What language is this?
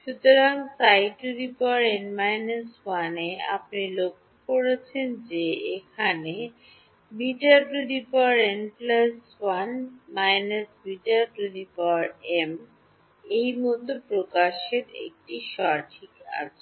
Bangla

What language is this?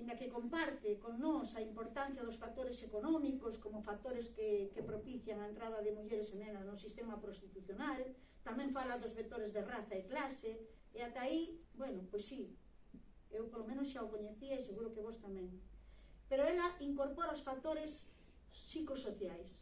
Galician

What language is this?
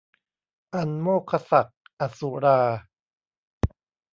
Thai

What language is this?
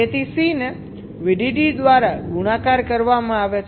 Gujarati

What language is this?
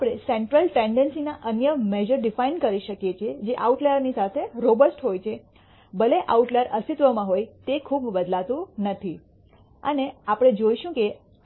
Gujarati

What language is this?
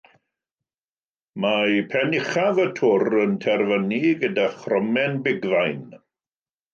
Welsh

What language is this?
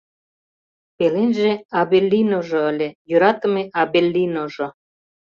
Mari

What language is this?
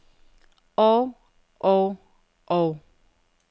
Danish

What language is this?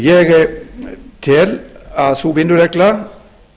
Icelandic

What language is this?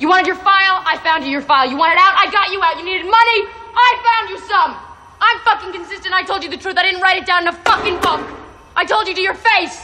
Swedish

